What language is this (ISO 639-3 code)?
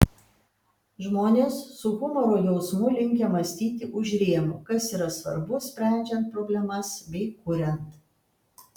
lit